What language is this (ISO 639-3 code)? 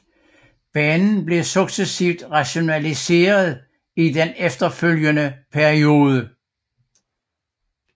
dan